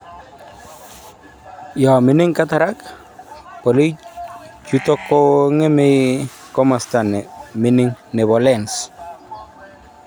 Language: Kalenjin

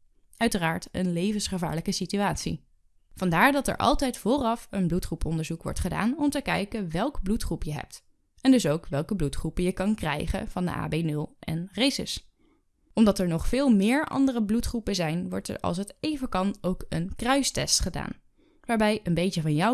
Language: Dutch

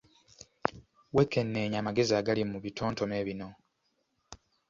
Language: Ganda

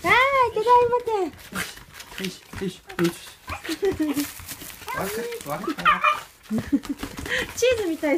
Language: Japanese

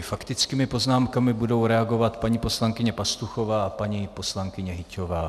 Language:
Czech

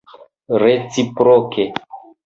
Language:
Esperanto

